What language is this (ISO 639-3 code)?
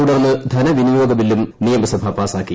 mal